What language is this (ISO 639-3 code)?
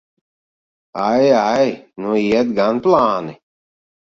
lav